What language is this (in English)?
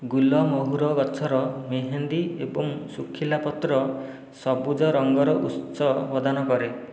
Odia